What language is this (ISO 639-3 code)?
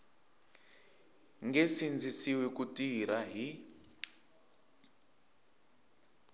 tso